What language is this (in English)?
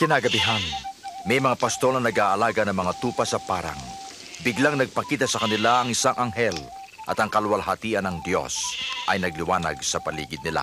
Filipino